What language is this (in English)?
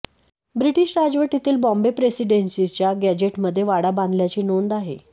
Marathi